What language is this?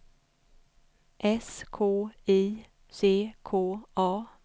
Swedish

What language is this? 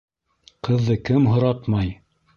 Bashkir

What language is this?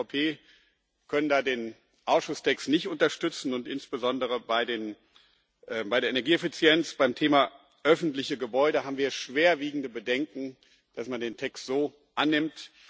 German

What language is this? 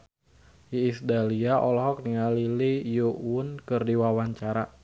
Sundanese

